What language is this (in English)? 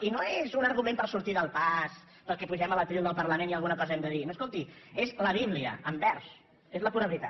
Catalan